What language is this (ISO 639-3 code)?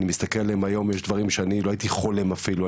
heb